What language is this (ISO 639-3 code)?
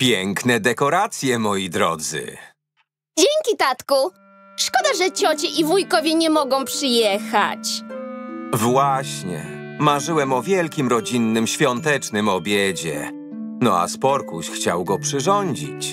pol